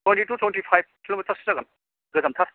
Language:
Bodo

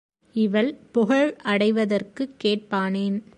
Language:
Tamil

